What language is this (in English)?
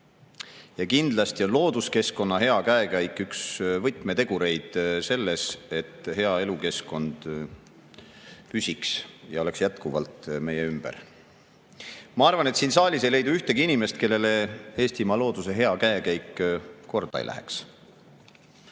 Estonian